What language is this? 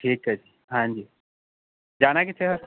Punjabi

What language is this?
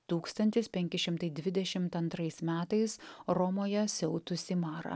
Lithuanian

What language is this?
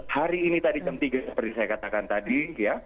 Indonesian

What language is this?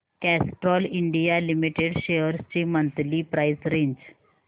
Marathi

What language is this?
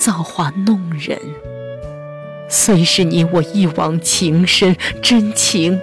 Chinese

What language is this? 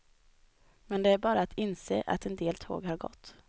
Swedish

